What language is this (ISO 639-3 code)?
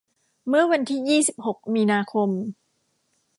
tha